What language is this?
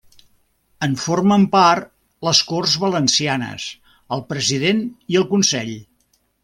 Catalan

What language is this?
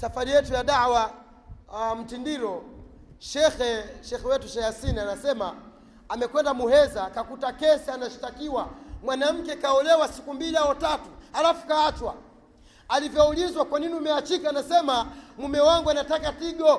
Swahili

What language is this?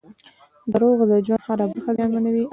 Pashto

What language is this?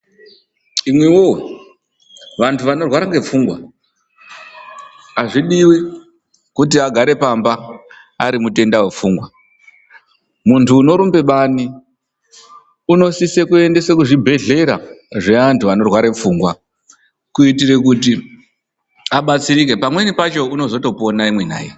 Ndau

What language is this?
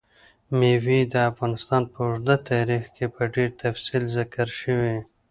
Pashto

